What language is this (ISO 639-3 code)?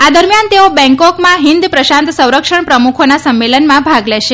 guj